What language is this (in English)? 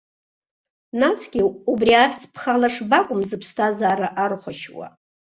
Abkhazian